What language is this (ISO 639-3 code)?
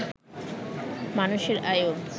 ben